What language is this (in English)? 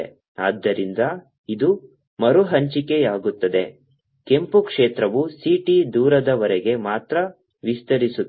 Kannada